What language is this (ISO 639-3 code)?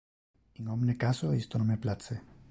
ina